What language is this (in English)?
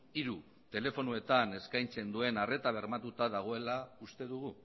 Basque